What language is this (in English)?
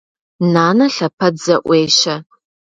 Kabardian